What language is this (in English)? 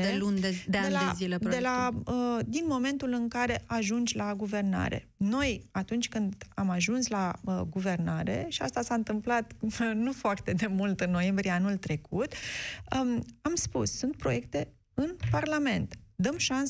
Romanian